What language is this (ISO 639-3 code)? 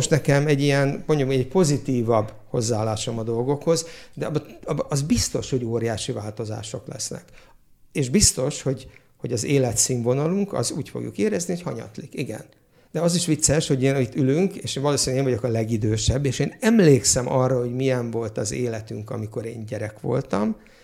hun